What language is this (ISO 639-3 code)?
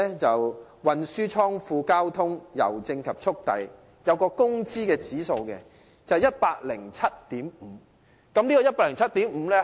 yue